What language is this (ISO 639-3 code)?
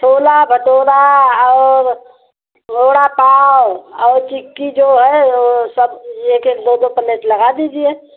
hin